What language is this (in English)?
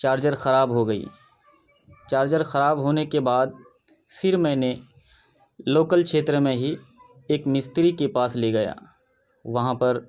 Urdu